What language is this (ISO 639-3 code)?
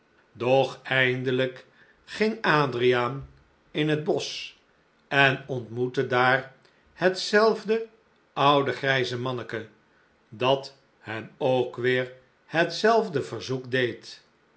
nld